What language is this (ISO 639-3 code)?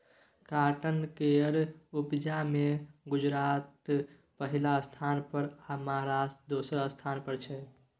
mai